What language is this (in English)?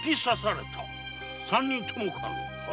Japanese